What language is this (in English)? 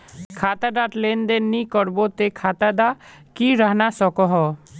Magahi